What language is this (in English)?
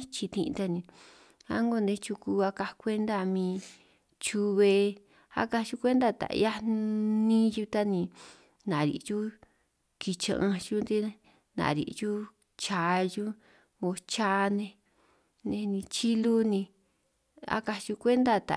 San Martín Itunyoso Triqui